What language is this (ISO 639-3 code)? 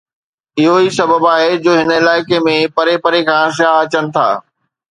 snd